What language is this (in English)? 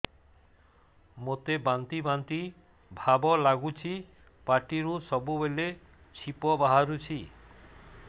Odia